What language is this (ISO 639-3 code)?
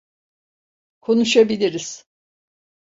tur